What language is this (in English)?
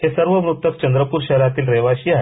Marathi